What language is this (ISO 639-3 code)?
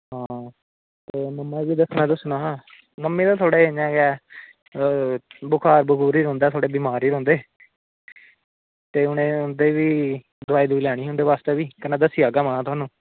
doi